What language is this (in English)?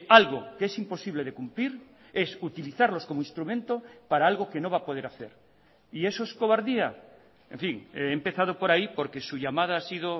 Spanish